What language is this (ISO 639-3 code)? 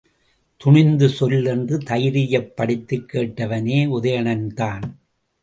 tam